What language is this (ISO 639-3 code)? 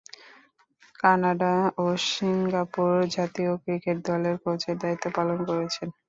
ben